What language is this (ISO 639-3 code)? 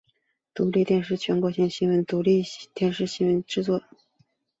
zho